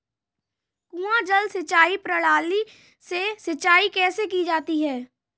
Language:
Hindi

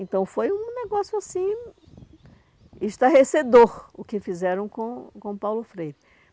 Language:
Portuguese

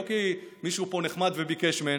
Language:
Hebrew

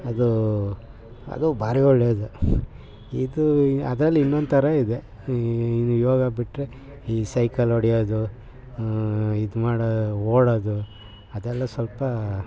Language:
Kannada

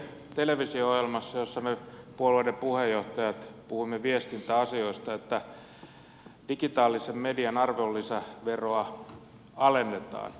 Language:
Finnish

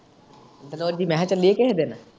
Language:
Punjabi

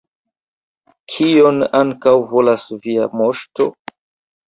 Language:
Esperanto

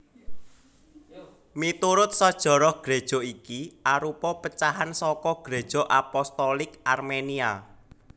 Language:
Javanese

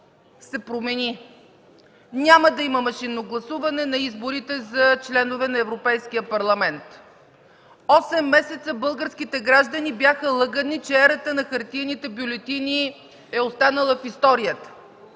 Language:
Bulgarian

